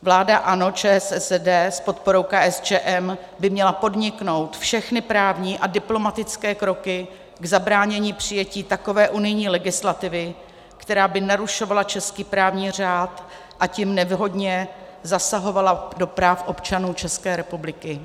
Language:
Czech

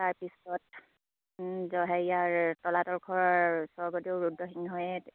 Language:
Assamese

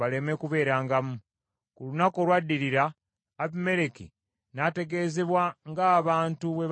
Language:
Ganda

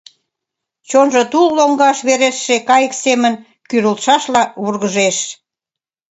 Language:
Mari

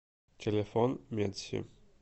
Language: Russian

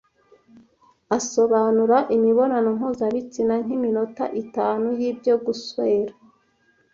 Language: Kinyarwanda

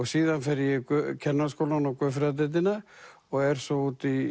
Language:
Icelandic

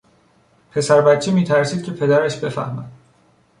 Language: Persian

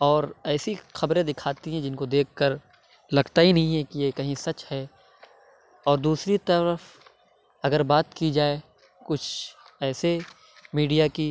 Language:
Urdu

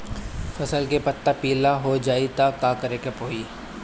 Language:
Bhojpuri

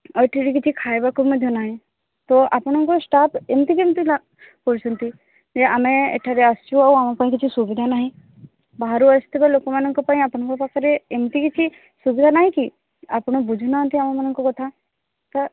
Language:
Odia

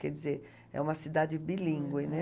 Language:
Portuguese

